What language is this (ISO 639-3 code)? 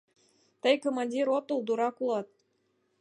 chm